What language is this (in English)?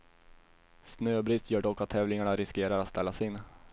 Swedish